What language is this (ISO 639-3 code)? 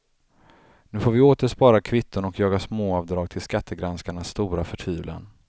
swe